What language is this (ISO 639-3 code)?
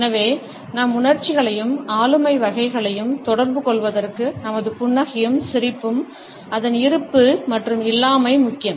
tam